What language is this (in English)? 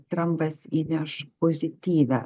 Lithuanian